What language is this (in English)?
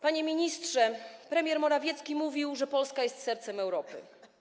Polish